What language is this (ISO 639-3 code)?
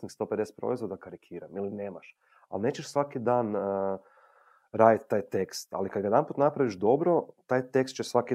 hrv